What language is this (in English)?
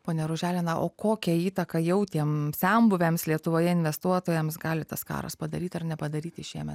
Lithuanian